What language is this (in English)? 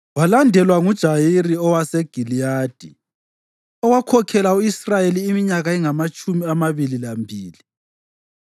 North Ndebele